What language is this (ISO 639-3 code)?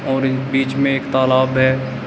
hin